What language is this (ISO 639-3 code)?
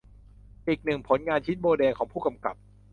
tha